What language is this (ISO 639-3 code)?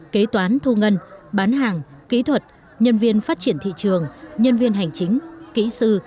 vie